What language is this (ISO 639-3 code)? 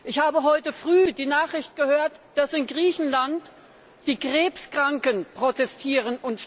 deu